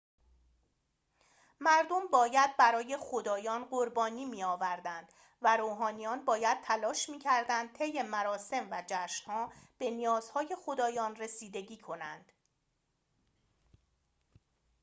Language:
Persian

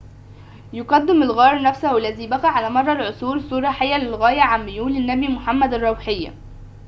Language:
Arabic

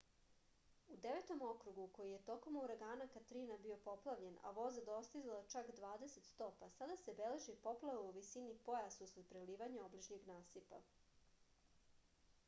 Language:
Serbian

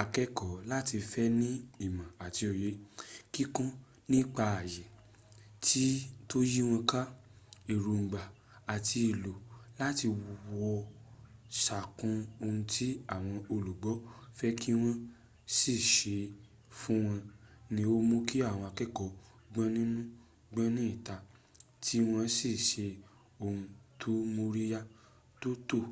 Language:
Yoruba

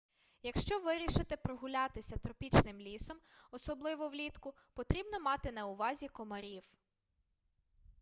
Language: Ukrainian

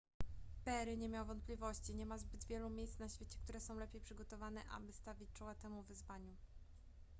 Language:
Polish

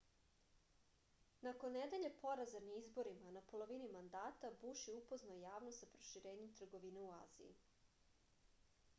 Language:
Serbian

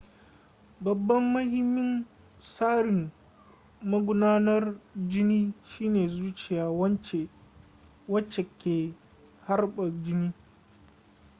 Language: Hausa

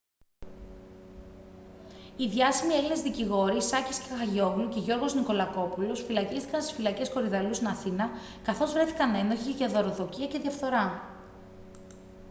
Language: Greek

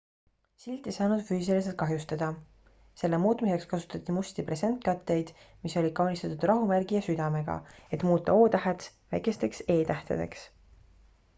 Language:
Estonian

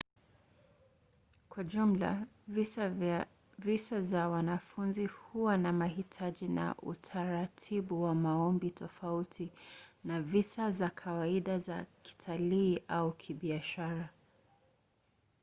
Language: Swahili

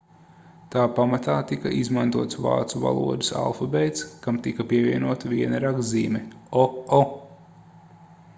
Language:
Latvian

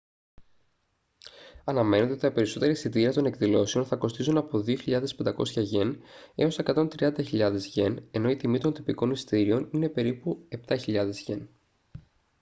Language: Greek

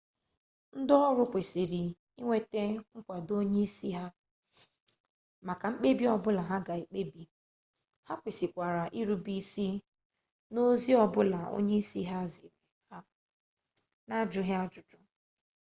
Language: Igbo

